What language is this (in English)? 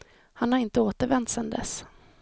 Swedish